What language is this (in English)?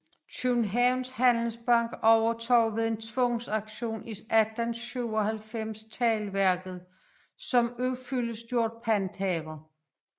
Danish